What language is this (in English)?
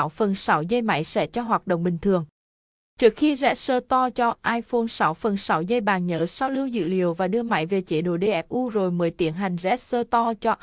Vietnamese